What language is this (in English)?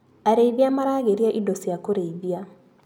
Kikuyu